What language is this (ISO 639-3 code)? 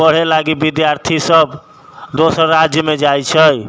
mai